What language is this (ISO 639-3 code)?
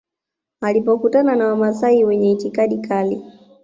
swa